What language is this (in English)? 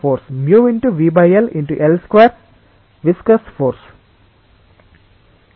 Telugu